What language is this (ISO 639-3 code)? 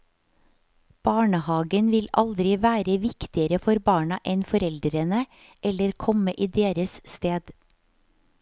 nor